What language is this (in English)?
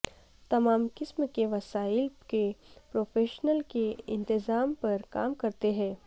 Urdu